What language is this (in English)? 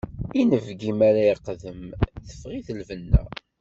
Kabyle